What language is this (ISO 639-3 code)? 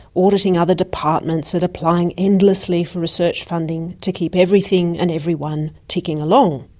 eng